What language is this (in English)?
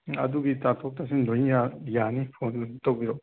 Manipuri